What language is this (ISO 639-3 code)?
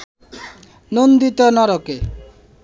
ben